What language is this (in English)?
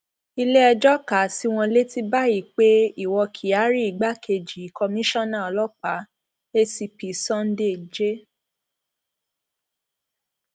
Yoruba